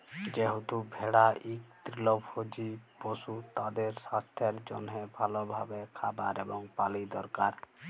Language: Bangla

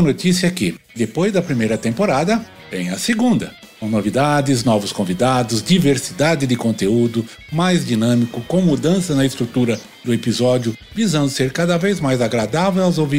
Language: Portuguese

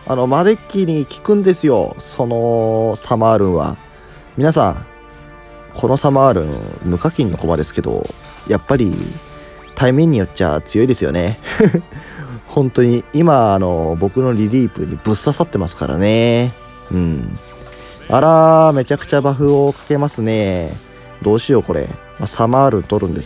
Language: Japanese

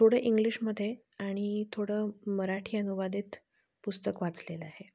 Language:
Marathi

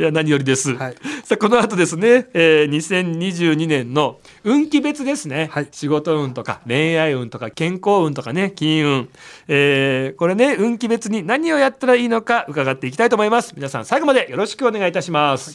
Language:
Japanese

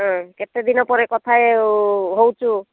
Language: Odia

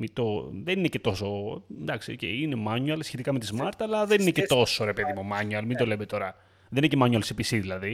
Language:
Greek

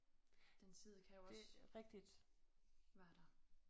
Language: Danish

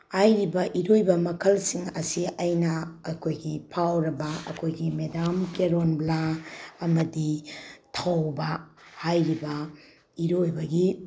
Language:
Manipuri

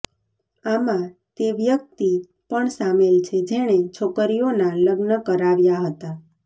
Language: Gujarati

